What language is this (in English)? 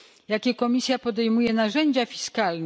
Polish